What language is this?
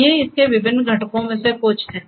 Hindi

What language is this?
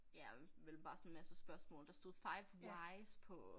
Danish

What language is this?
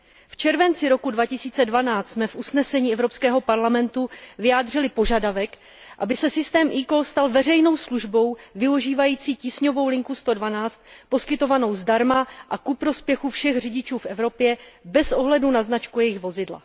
Czech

